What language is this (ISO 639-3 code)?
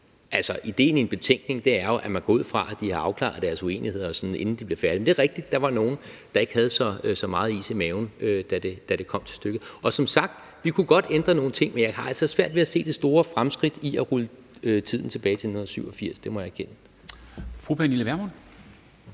dan